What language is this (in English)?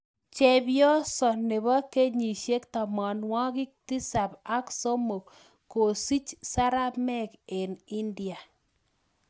Kalenjin